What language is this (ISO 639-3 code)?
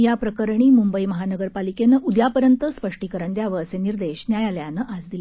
mar